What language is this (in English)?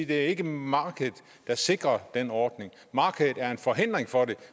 Danish